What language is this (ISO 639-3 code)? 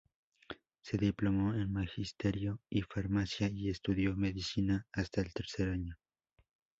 spa